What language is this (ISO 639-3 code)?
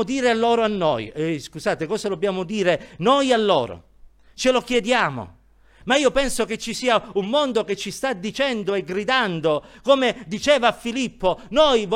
ita